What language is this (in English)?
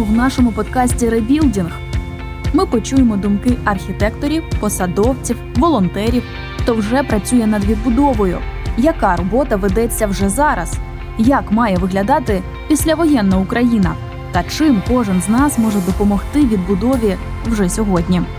Ukrainian